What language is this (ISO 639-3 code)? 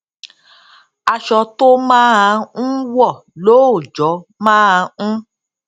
yor